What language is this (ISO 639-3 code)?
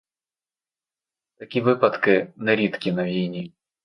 ukr